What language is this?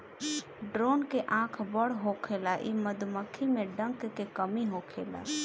Bhojpuri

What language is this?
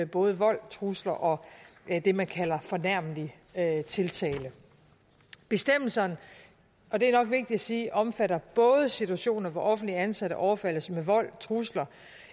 Danish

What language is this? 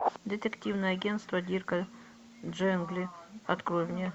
Russian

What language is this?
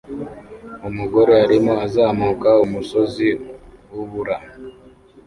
Kinyarwanda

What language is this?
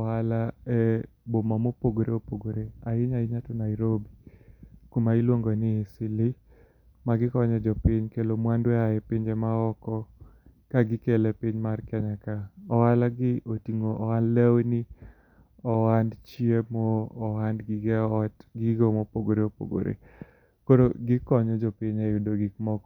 Luo (Kenya and Tanzania)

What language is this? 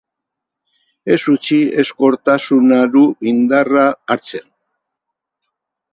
Basque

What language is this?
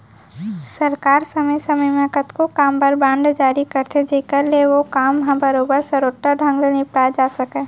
Chhattisgarhi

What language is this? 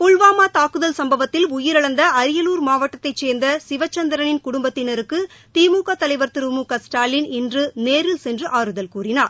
Tamil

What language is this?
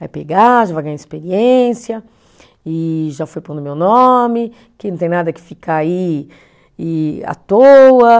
Portuguese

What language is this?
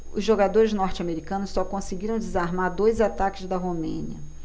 Portuguese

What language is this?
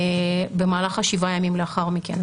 Hebrew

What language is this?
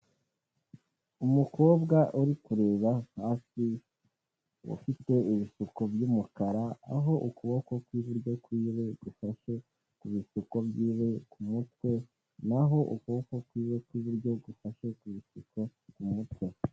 Kinyarwanda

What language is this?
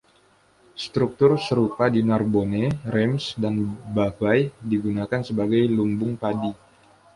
Indonesian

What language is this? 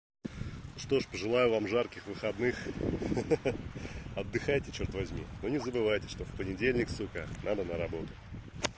Russian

